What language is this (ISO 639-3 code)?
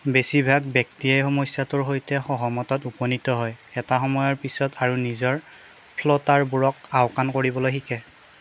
asm